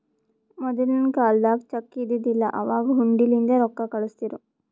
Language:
Kannada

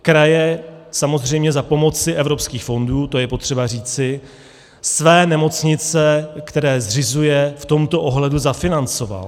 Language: Czech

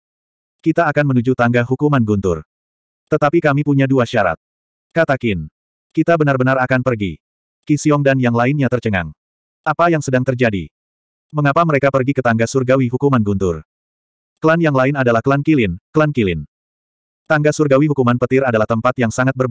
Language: Indonesian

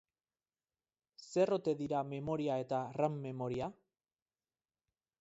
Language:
Basque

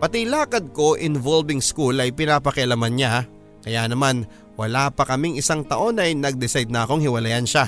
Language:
Filipino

